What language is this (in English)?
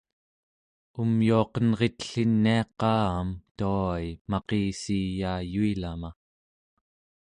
Central Yupik